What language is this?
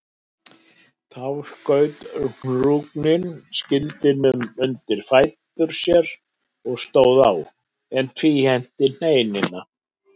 Icelandic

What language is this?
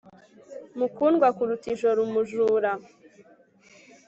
Kinyarwanda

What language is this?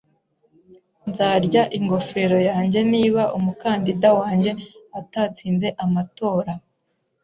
Kinyarwanda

